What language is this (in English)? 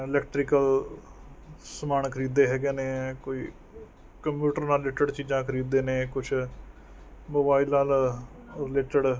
Punjabi